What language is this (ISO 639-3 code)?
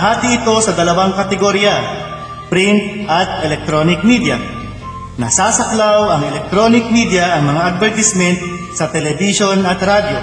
fil